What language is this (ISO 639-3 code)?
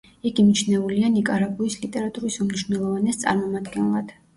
kat